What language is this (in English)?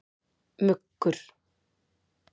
Icelandic